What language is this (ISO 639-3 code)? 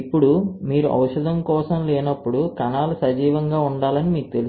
tel